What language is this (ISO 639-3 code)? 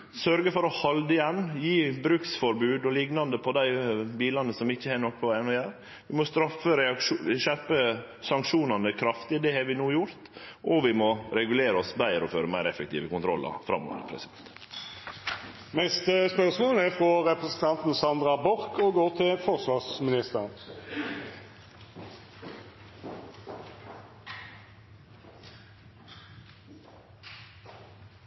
nno